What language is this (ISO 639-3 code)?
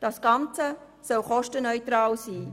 gsw